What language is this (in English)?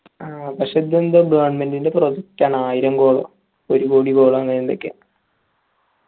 Malayalam